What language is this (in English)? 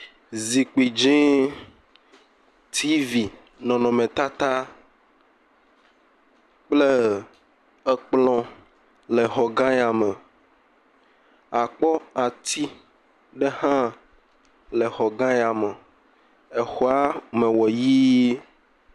Ewe